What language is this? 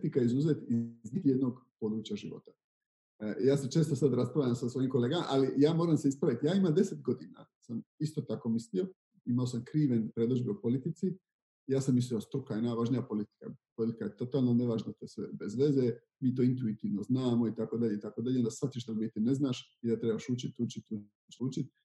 Croatian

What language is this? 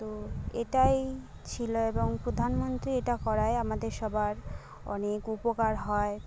Bangla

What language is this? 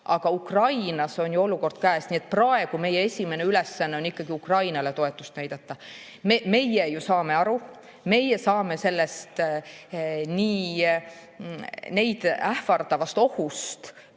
Estonian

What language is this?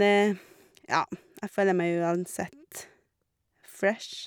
Norwegian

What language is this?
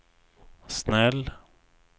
Swedish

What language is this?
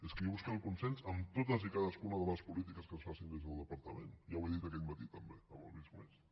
Catalan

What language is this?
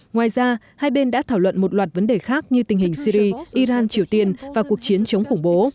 Vietnamese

